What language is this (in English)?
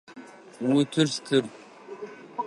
Adyghe